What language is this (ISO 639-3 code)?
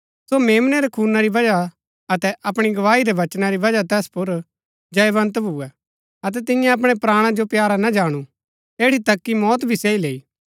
gbk